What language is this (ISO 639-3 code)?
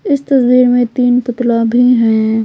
hin